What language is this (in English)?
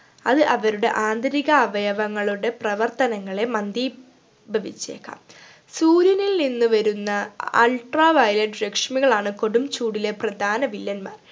Malayalam